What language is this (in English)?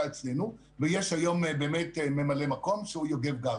Hebrew